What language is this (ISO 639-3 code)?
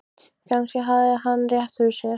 isl